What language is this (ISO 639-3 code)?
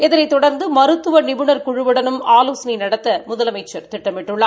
tam